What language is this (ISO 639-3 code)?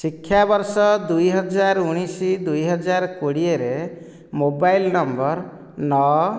ori